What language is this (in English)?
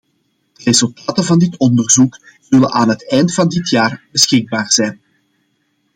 Dutch